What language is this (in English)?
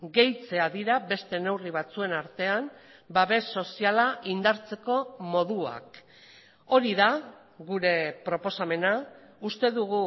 Basque